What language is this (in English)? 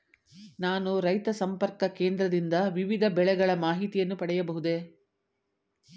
Kannada